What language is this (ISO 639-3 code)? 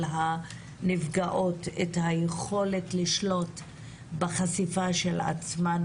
heb